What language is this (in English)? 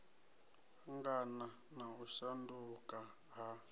Venda